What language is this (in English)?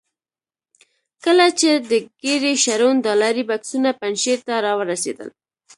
Pashto